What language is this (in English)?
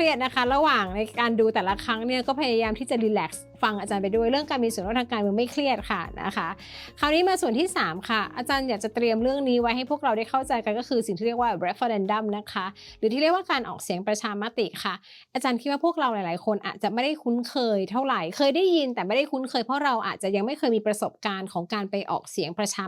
Thai